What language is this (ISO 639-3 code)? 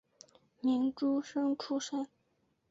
zho